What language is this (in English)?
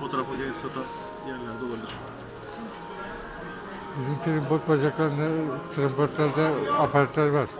Turkish